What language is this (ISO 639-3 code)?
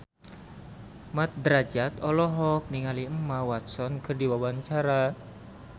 sun